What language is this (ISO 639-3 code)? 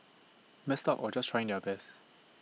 eng